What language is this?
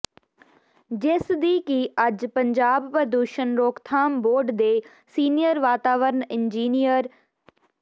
Punjabi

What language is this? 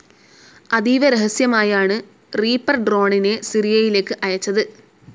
Malayalam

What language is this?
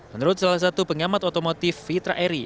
Indonesian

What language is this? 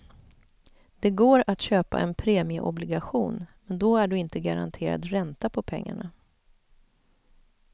Swedish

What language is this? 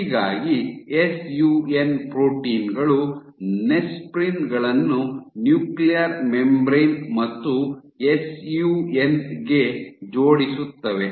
Kannada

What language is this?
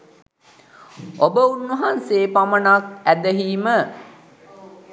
Sinhala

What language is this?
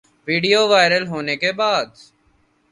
Urdu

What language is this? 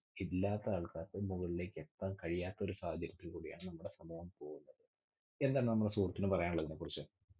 Malayalam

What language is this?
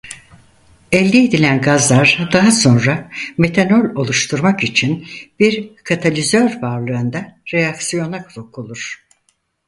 Turkish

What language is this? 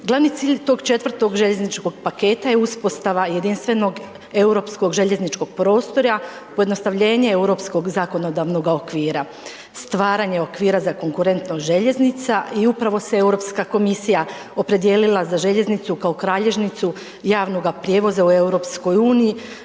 Croatian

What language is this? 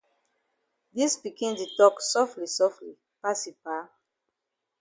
Cameroon Pidgin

